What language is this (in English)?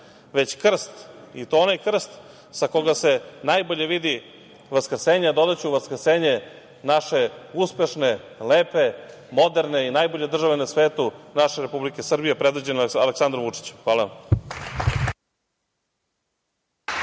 Serbian